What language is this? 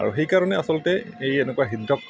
Assamese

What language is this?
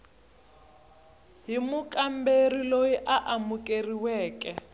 Tsonga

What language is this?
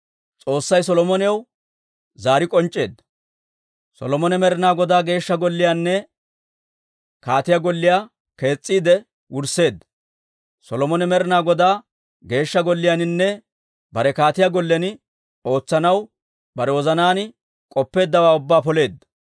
Dawro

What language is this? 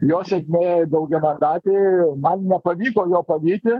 Lithuanian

